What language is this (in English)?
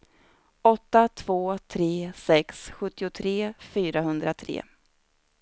Swedish